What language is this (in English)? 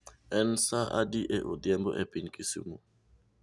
Luo (Kenya and Tanzania)